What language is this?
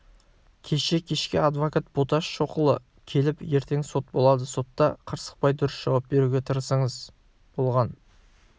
Kazakh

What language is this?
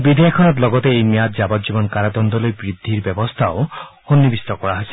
Assamese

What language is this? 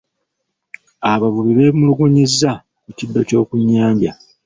Ganda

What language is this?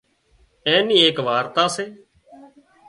Wadiyara Koli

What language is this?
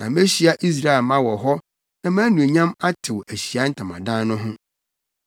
Akan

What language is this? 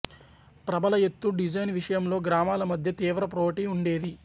Telugu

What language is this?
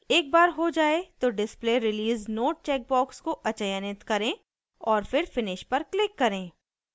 Hindi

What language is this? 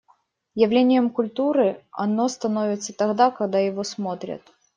Russian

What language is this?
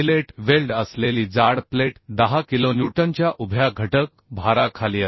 Marathi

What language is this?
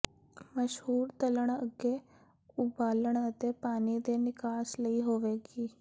Punjabi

